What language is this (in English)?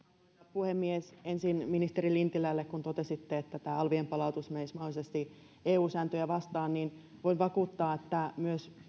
Finnish